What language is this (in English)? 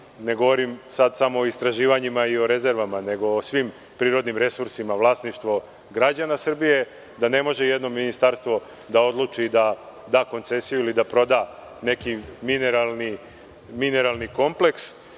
Serbian